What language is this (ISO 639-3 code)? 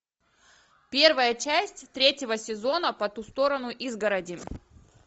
rus